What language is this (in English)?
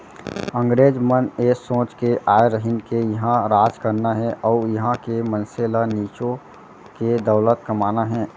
Chhattisgarhi